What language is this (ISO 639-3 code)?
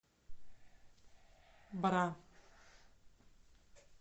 rus